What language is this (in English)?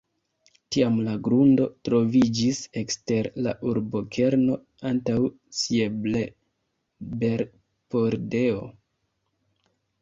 Esperanto